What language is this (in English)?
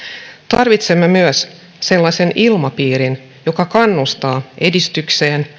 Finnish